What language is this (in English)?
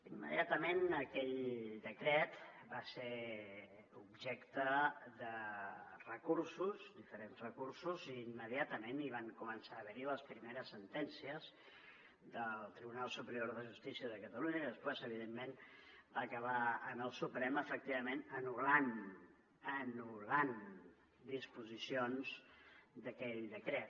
Catalan